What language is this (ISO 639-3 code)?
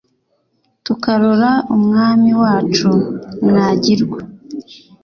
kin